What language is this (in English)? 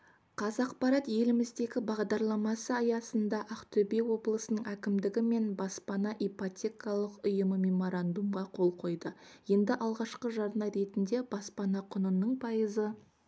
Kazakh